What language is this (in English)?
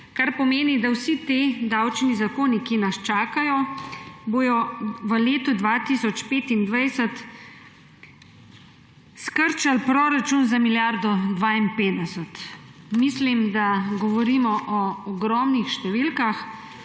Slovenian